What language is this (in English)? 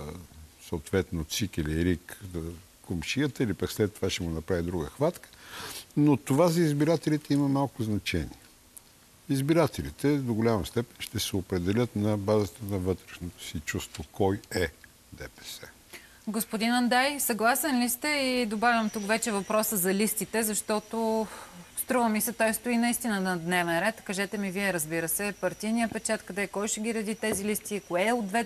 Bulgarian